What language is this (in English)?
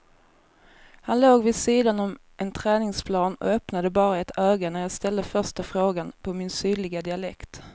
Swedish